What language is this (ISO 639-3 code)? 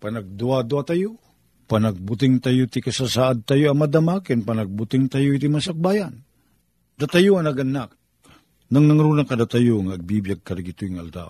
fil